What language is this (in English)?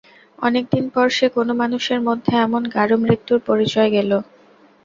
Bangla